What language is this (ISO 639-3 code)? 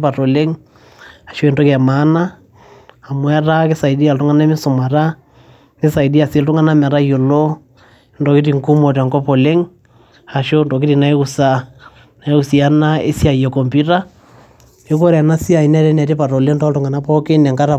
mas